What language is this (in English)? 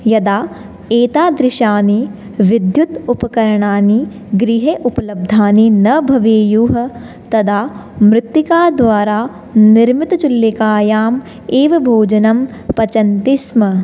Sanskrit